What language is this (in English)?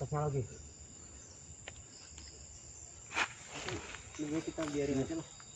Indonesian